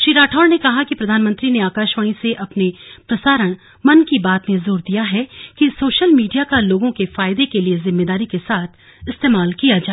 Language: Hindi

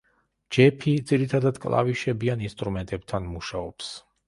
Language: Georgian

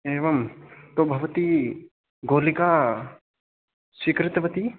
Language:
Sanskrit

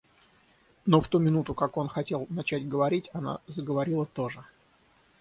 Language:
Russian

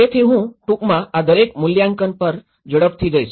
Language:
Gujarati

